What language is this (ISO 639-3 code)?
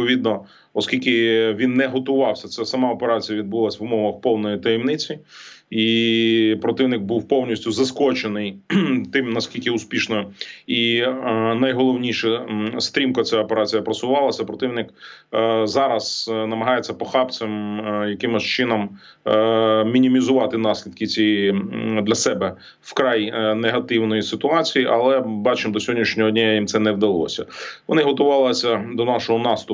ukr